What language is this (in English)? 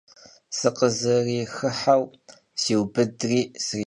Kabardian